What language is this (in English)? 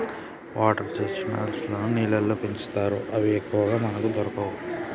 Telugu